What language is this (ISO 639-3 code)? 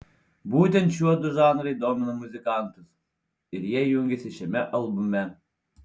lit